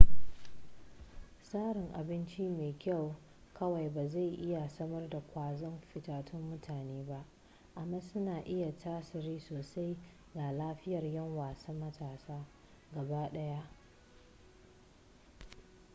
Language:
Hausa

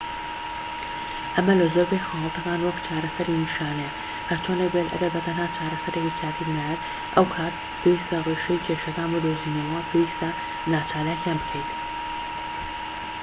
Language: Central Kurdish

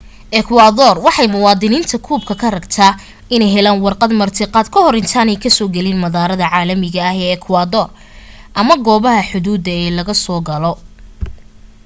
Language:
Somali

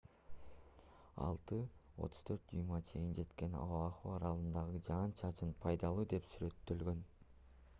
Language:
Kyrgyz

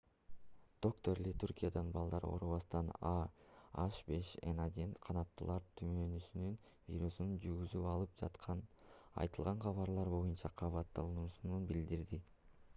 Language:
Kyrgyz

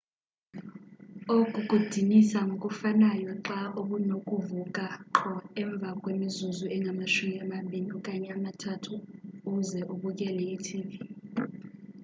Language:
Xhosa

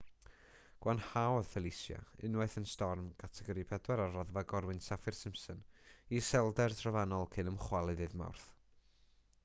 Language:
Welsh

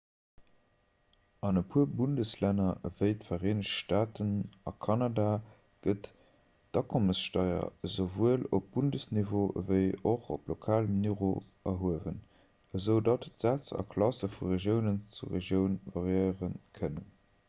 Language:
Luxembourgish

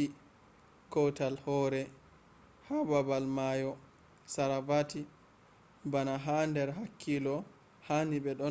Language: Fula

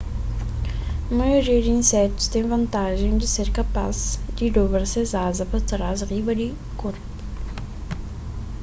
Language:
Kabuverdianu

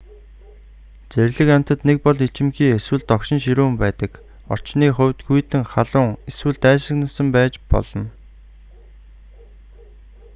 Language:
Mongolian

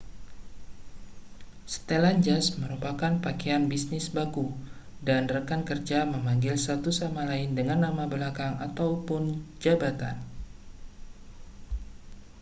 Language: Indonesian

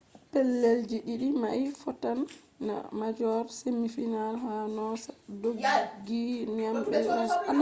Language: Fula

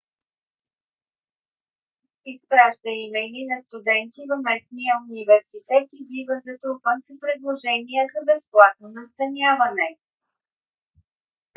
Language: Bulgarian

